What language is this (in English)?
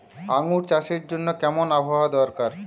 Bangla